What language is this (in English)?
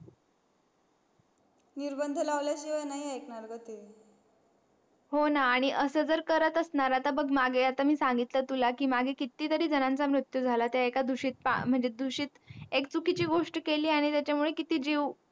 Marathi